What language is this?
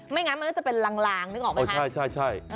Thai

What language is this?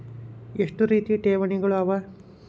Kannada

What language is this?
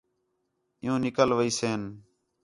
Khetrani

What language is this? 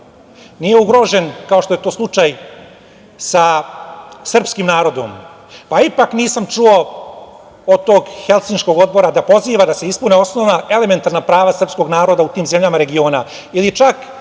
Serbian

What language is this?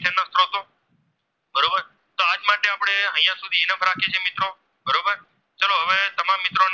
Gujarati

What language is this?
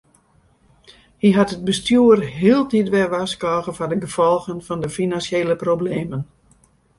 Western Frisian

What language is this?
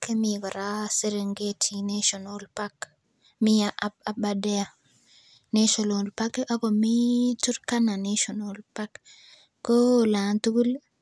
Kalenjin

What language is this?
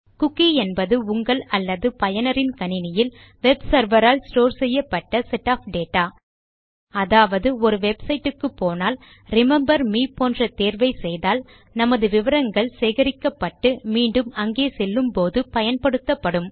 Tamil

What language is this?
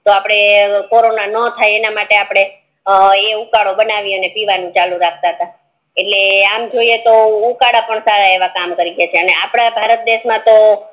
Gujarati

